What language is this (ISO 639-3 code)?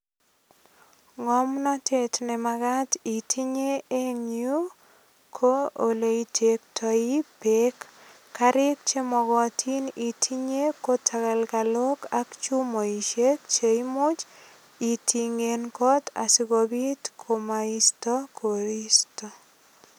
kln